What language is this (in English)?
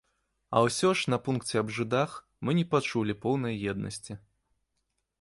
Belarusian